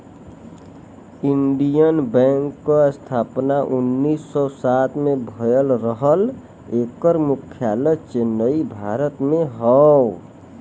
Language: Bhojpuri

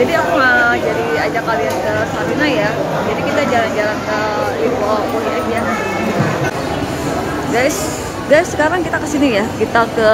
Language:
Indonesian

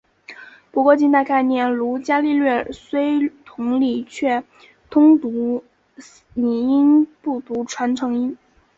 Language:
Chinese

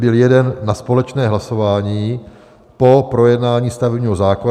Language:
Czech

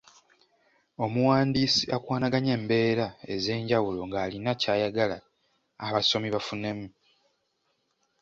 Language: Ganda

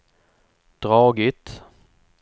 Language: Swedish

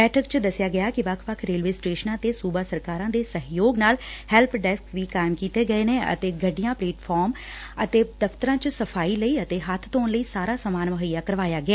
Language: Punjabi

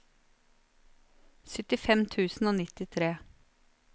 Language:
Norwegian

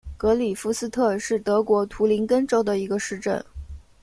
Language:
Chinese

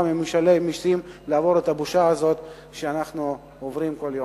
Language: Hebrew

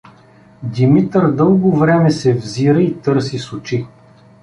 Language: Bulgarian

